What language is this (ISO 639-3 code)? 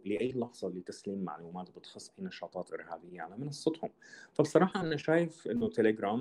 ara